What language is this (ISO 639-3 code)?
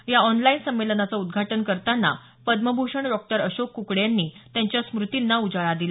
mar